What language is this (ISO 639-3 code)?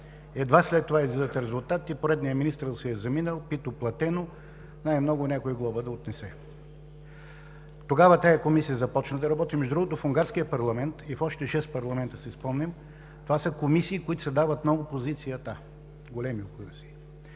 bul